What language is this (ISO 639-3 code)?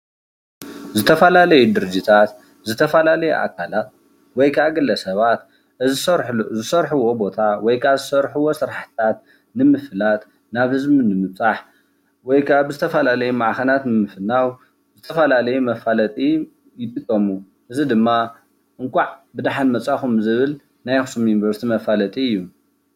tir